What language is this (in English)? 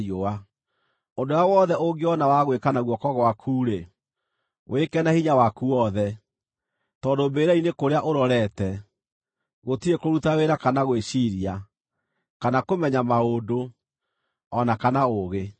Kikuyu